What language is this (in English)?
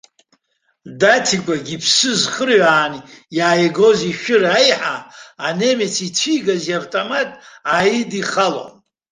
Abkhazian